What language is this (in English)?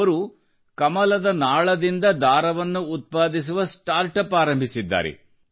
Kannada